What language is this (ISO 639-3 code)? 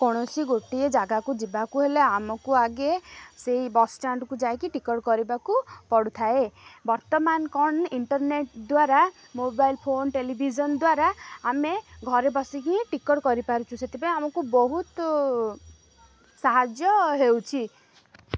ori